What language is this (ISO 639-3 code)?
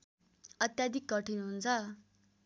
nep